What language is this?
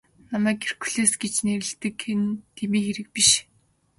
Mongolian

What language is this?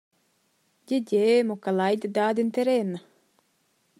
Romansh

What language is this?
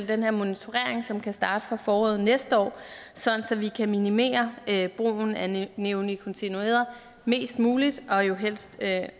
Danish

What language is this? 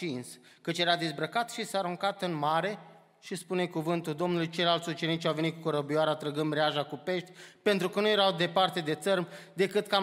Romanian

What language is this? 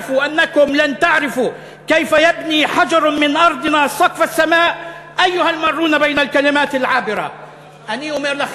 Hebrew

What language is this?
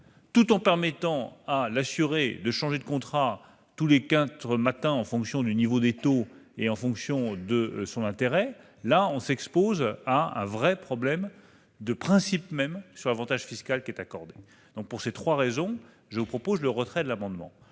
French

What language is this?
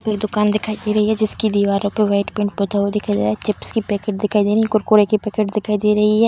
Hindi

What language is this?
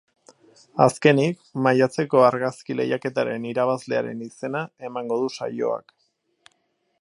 Basque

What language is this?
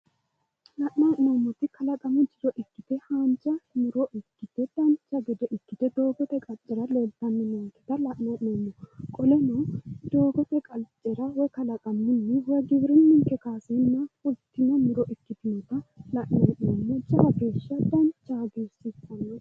Sidamo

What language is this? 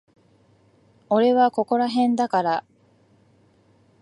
Japanese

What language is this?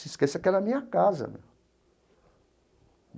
Portuguese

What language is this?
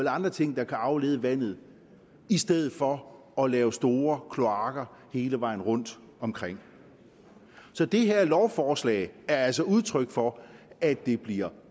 Danish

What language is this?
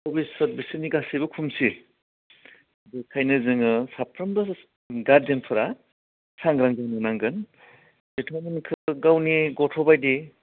Bodo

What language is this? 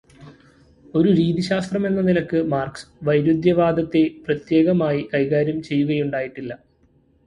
Malayalam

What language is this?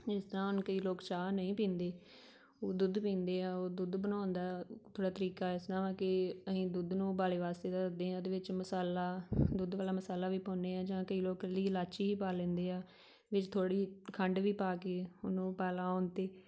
Punjabi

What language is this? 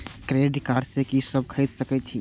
Maithili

